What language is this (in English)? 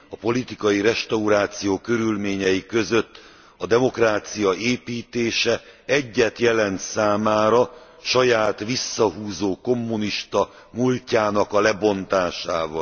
Hungarian